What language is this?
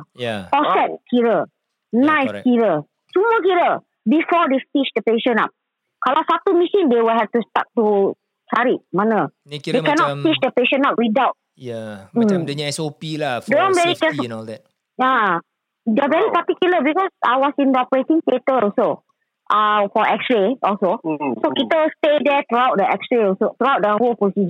Malay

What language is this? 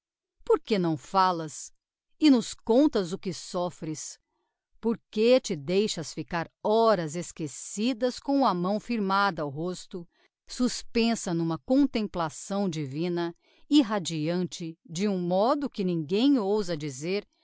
Portuguese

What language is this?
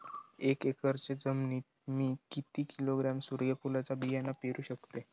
Marathi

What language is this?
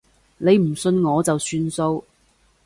Cantonese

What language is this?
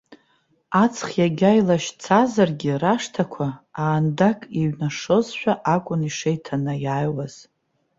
Abkhazian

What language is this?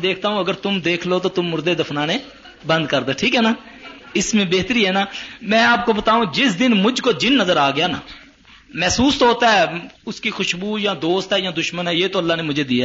Urdu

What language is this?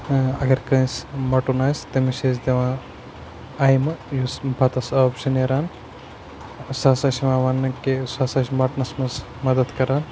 Kashmiri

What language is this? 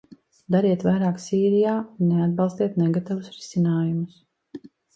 Latvian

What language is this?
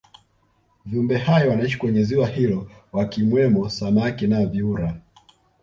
Swahili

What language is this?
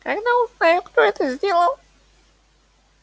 Russian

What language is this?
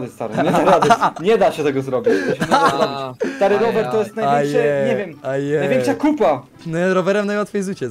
Polish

